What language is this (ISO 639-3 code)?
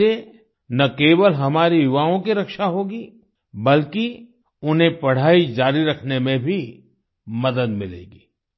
hin